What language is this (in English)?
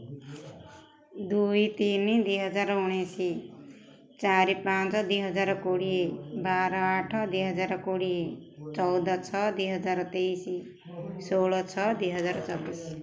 Odia